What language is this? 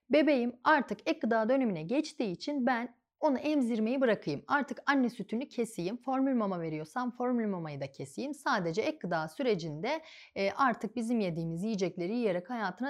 Turkish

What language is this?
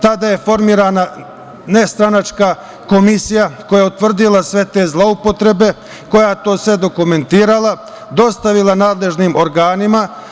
Serbian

